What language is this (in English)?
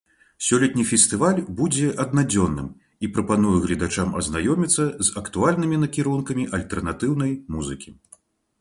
Belarusian